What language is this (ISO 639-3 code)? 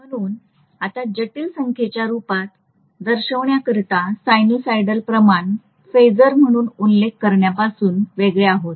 mar